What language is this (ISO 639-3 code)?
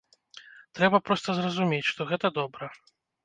bel